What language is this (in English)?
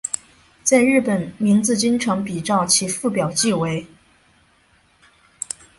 Chinese